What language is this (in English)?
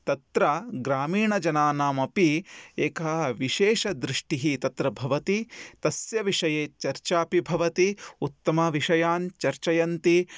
Sanskrit